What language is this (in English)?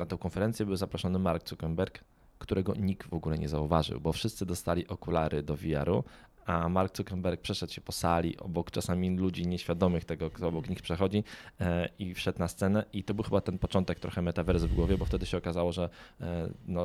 Polish